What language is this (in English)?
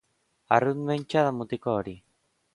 Basque